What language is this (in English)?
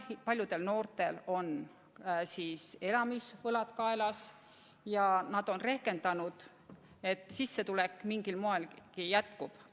Estonian